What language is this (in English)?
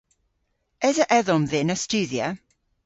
Cornish